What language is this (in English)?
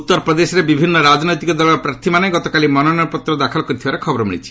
Odia